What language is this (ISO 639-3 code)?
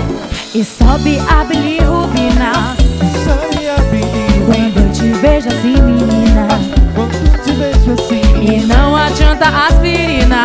por